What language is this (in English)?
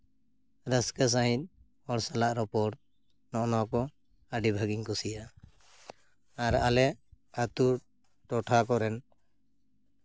Santali